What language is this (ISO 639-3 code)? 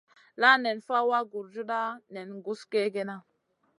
mcn